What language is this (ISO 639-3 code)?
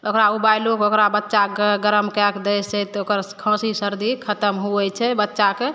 mai